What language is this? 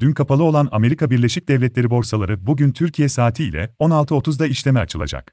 Turkish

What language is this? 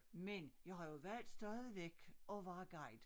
Danish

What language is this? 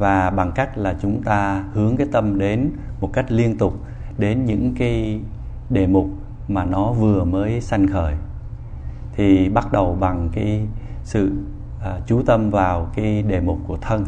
Vietnamese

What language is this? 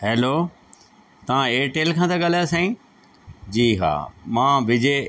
Sindhi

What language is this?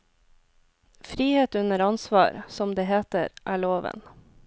Norwegian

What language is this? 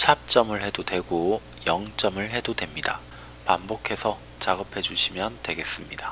Korean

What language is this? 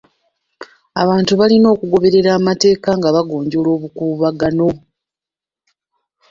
Ganda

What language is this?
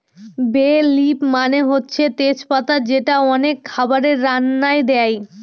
Bangla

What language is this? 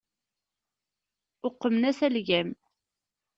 Kabyle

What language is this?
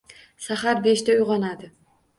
Uzbek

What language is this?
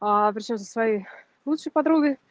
Russian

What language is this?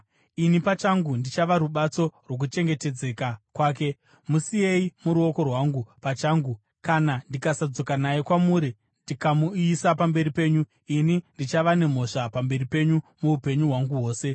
Shona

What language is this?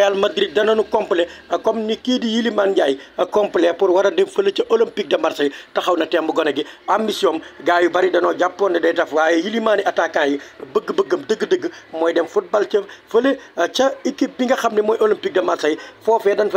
French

